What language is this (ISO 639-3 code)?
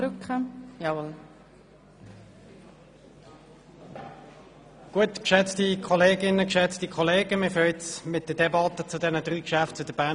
gsw